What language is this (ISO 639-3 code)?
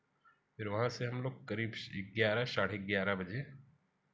hin